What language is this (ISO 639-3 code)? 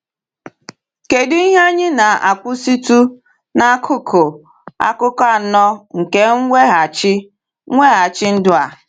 ibo